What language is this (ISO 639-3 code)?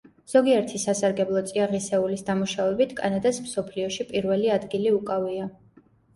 kat